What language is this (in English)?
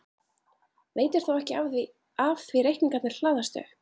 Icelandic